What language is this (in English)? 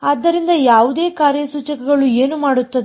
Kannada